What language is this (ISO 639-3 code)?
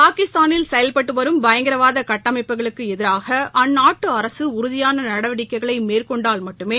tam